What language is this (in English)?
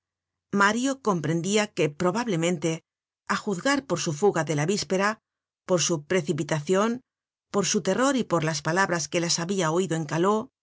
Spanish